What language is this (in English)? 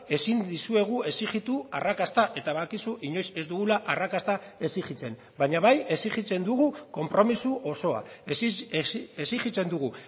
Basque